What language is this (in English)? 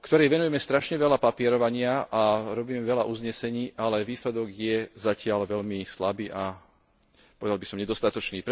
Slovak